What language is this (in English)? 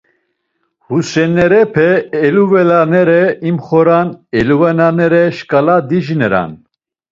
Laz